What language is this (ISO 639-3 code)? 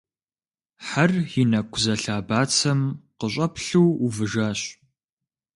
kbd